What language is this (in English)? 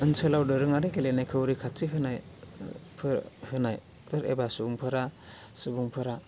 Bodo